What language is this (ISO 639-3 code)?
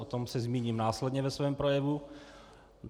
ces